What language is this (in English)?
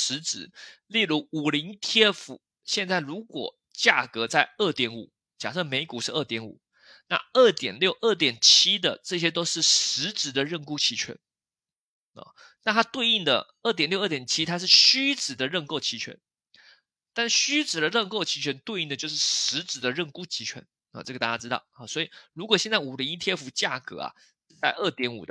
Chinese